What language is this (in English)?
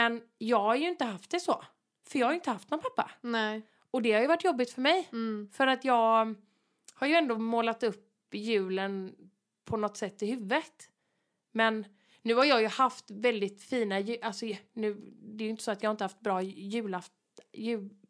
Swedish